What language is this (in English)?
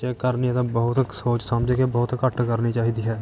Punjabi